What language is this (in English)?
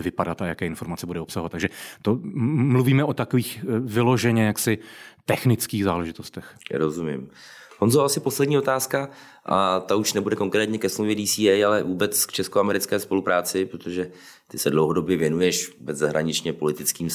Czech